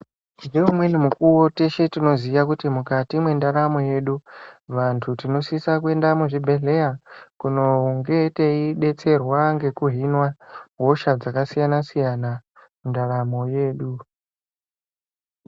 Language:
Ndau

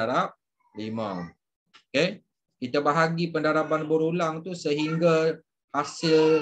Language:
Malay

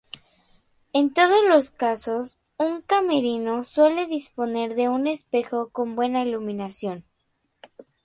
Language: Spanish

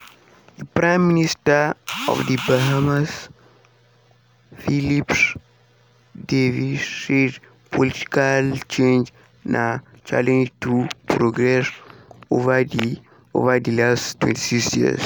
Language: Nigerian Pidgin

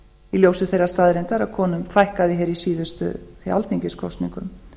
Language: Icelandic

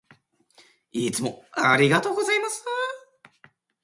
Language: Japanese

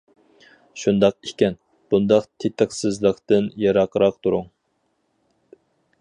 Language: Uyghur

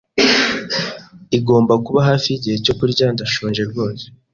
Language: Kinyarwanda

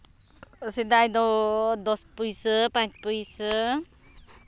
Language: Santali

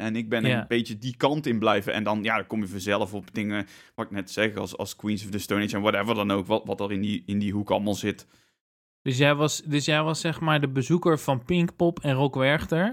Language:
Dutch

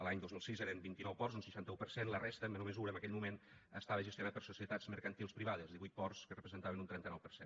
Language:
Catalan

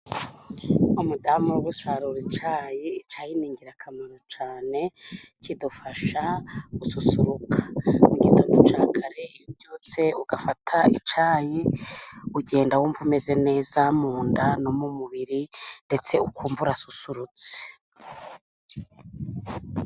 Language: Kinyarwanda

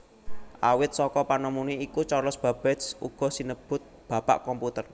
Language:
Javanese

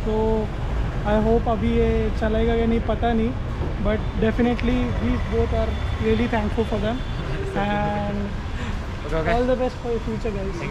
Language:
Hindi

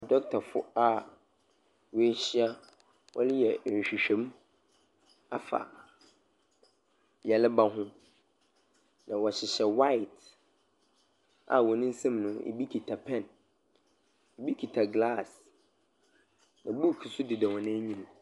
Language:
Akan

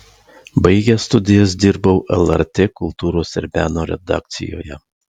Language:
Lithuanian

